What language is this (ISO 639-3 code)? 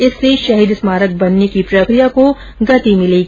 hin